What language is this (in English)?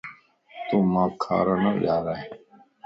Lasi